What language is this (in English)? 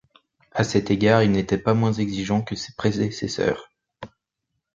French